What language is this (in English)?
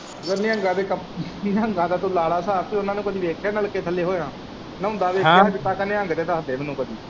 Punjabi